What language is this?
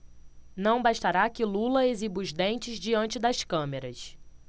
Portuguese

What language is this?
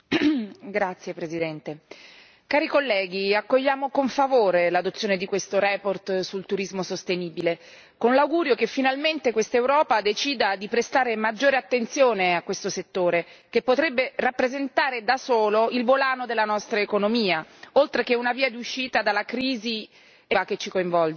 Italian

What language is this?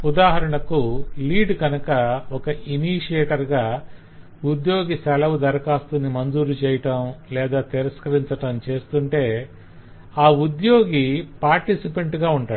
Telugu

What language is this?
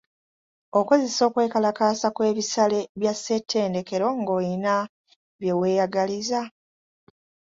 Ganda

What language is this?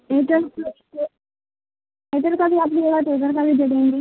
Urdu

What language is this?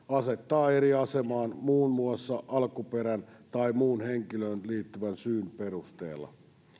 Finnish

